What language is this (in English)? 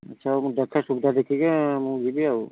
Odia